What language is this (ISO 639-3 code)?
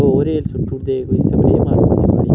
doi